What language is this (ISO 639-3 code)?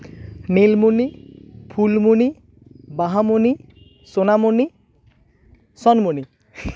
sat